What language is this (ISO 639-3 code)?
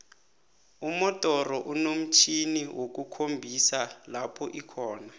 nbl